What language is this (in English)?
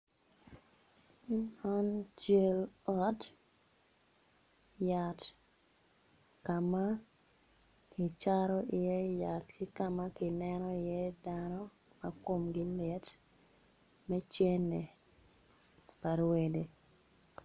Acoli